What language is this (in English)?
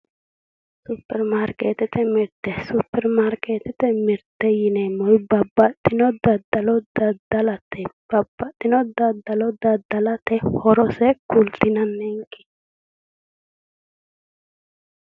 Sidamo